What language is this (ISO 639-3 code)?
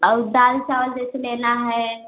hin